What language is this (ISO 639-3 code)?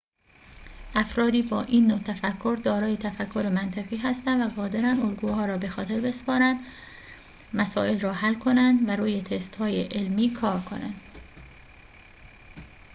fas